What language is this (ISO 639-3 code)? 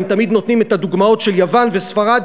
heb